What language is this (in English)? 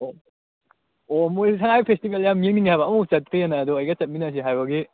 Manipuri